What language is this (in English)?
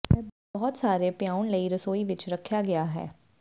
Punjabi